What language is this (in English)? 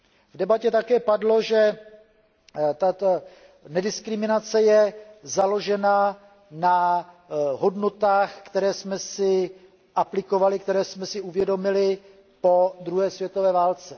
Czech